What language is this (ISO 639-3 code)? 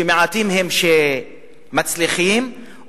heb